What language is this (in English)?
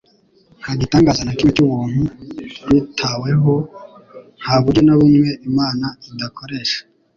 Kinyarwanda